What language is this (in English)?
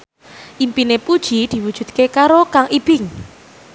Javanese